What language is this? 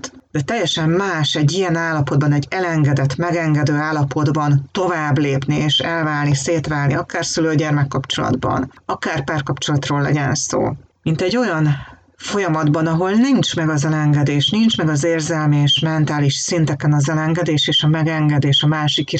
Hungarian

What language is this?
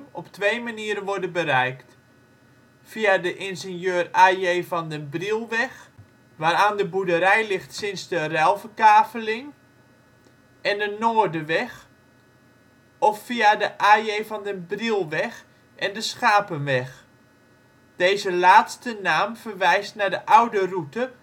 Dutch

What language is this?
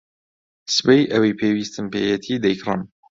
Central Kurdish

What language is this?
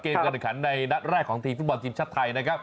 Thai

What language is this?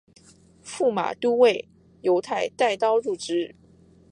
Chinese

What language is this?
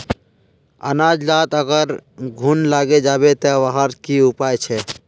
Magahi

